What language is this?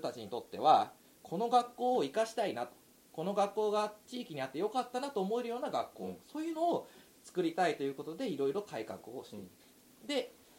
Japanese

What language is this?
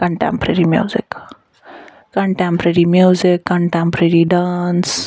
Kashmiri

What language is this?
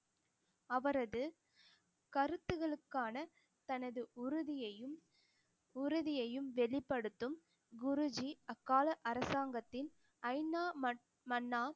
Tamil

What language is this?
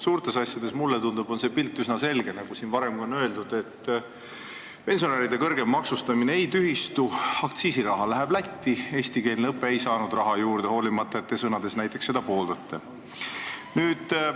Estonian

